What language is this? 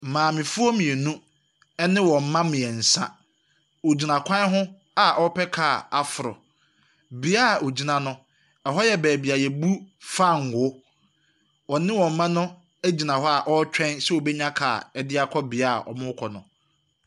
Akan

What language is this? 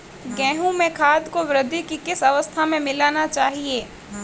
Hindi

